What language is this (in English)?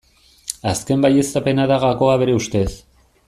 Basque